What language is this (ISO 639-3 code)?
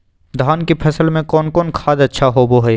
mag